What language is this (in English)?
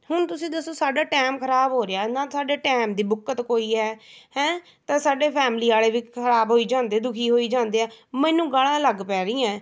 Punjabi